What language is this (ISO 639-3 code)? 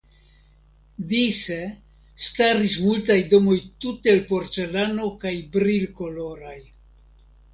epo